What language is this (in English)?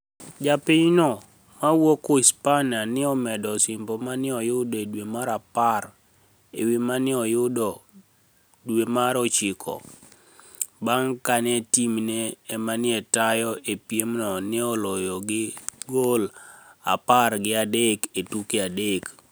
Luo (Kenya and Tanzania)